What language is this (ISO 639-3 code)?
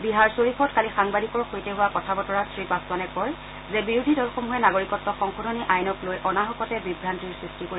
asm